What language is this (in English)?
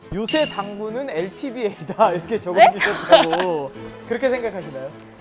Korean